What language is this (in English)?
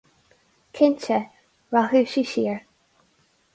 Irish